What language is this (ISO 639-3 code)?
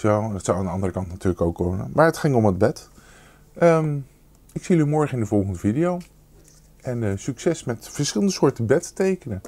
nld